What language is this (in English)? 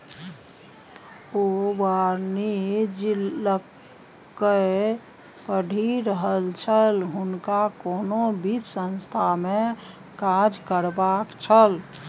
Maithili